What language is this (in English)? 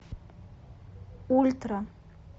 Russian